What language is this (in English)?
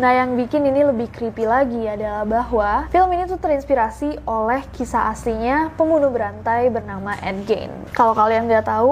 Indonesian